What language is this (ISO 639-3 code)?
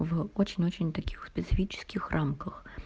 rus